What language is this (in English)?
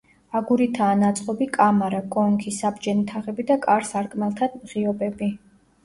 Georgian